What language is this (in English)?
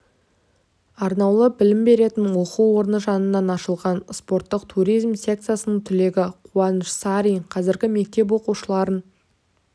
Kazakh